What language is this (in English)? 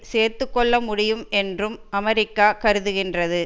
Tamil